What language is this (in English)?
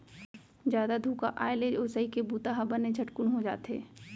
Chhattisgarhi